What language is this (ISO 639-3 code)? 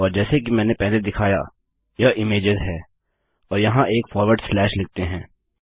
hin